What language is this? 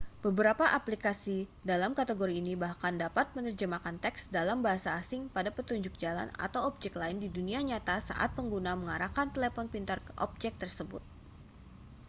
Indonesian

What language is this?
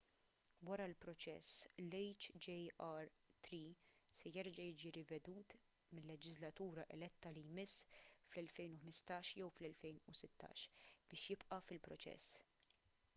Maltese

